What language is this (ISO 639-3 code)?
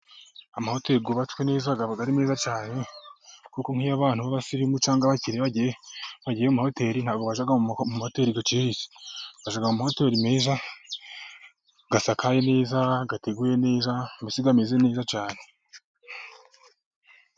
kin